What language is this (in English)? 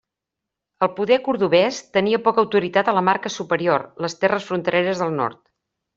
Catalan